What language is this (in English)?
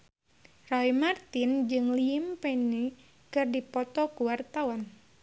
Sundanese